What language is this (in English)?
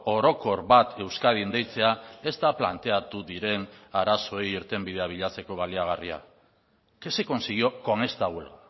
Basque